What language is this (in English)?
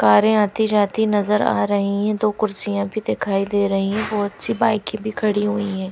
Hindi